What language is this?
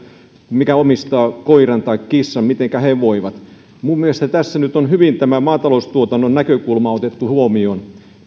Finnish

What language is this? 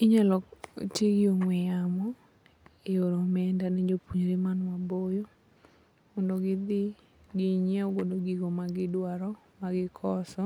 Luo (Kenya and Tanzania)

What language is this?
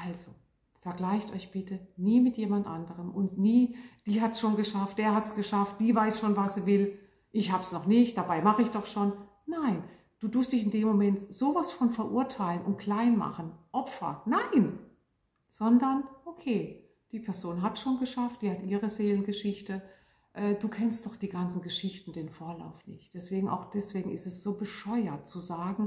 German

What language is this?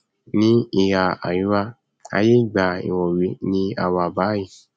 Yoruba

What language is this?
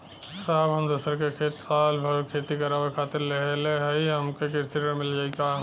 Bhojpuri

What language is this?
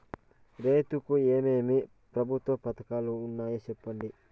Telugu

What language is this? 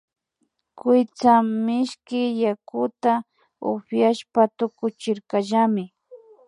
Imbabura Highland Quichua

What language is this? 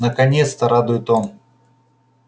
Russian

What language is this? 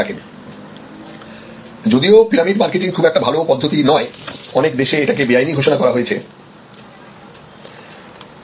Bangla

